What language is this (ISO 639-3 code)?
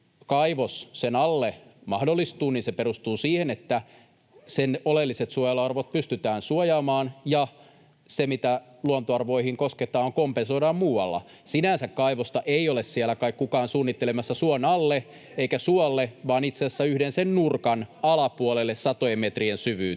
fin